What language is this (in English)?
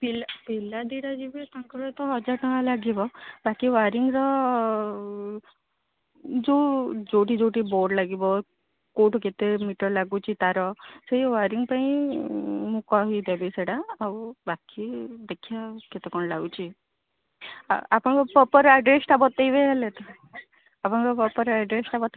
Odia